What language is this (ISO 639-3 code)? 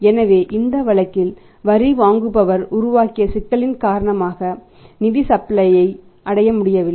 tam